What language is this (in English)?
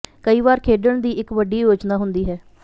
Punjabi